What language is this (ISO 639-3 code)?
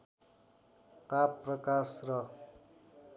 nep